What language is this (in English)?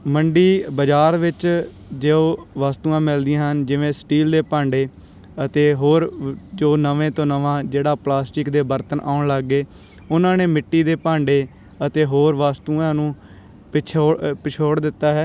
Punjabi